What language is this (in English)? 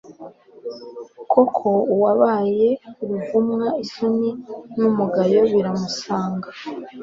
Kinyarwanda